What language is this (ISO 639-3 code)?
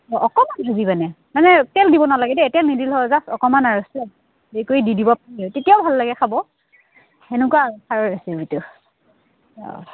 asm